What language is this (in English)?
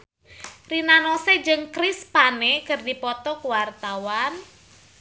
Sundanese